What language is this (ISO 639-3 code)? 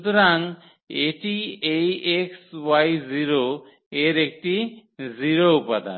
ben